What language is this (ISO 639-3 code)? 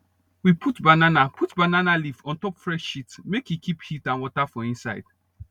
pcm